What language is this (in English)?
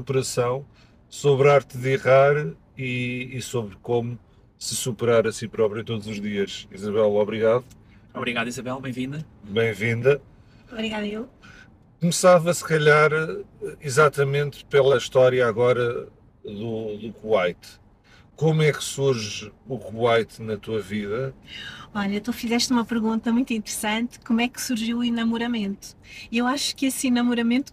Portuguese